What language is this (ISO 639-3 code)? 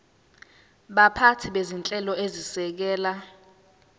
zul